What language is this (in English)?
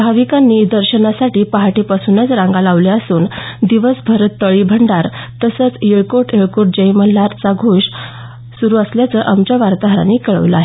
Marathi